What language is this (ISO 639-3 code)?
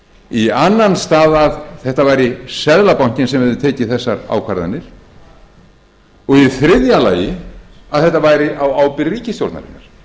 isl